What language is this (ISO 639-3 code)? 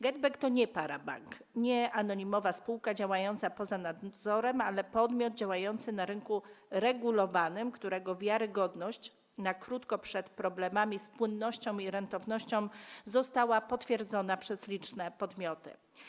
pol